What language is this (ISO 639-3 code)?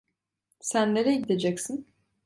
tur